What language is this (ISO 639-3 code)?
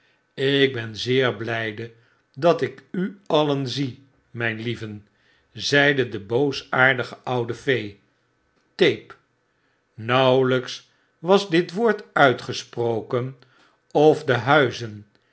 nld